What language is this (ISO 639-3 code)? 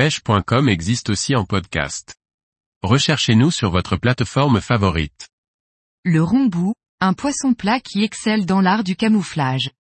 fra